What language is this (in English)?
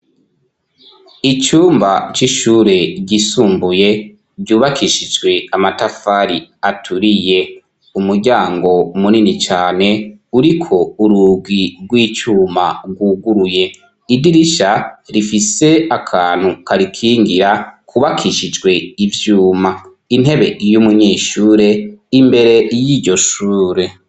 Rundi